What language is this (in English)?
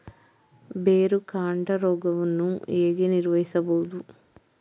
Kannada